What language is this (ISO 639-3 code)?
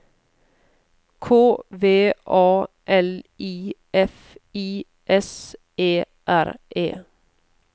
nor